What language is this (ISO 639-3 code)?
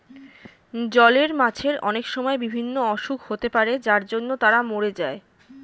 ben